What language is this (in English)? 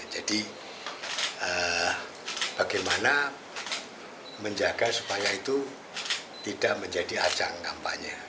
Indonesian